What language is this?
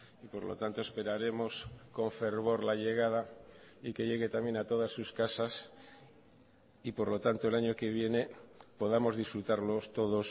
Spanish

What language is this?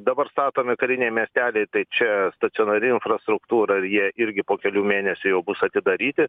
Lithuanian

